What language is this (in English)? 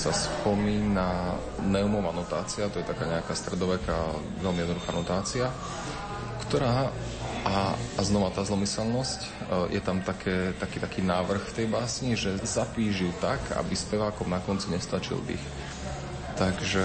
Slovak